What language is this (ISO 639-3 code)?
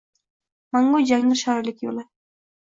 uzb